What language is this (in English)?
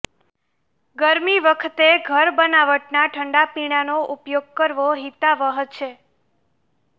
Gujarati